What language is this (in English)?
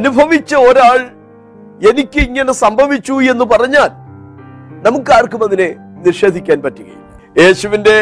Malayalam